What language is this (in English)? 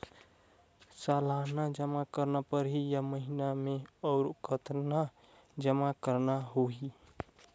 Chhattisgarhi